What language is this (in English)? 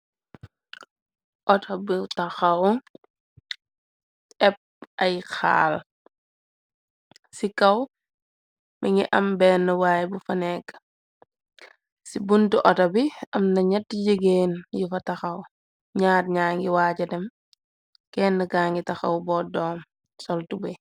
Wolof